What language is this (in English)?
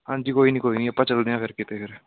Punjabi